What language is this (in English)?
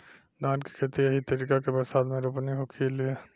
Bhojpuri